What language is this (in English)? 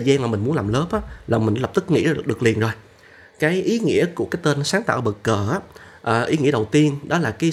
Vietnamese